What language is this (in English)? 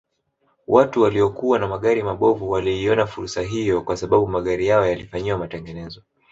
Swahili